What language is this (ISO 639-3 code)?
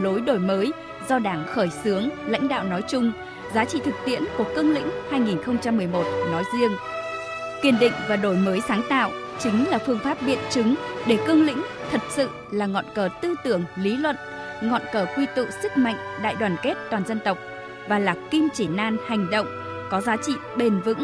vie